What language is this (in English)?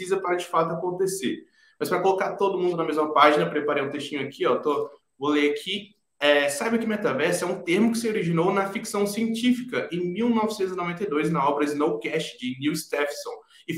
Portuguese